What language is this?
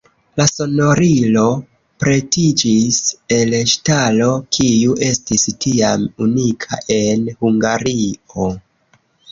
Esperanto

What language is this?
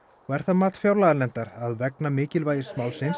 Icelandic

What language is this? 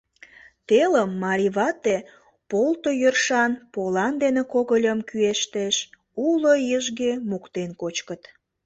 Mari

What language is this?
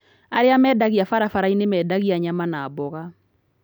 Kikuyu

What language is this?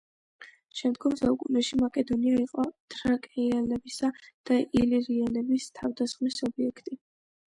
Georgian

